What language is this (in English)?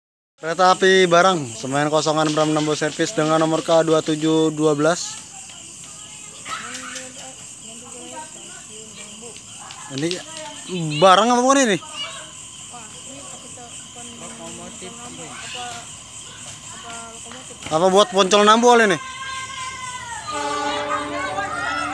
Indonesian